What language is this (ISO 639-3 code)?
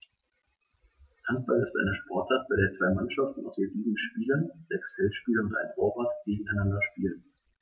deu